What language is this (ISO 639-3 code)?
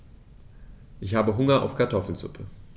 deu